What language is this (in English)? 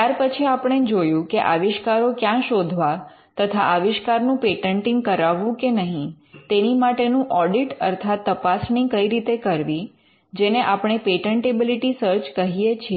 Gujarati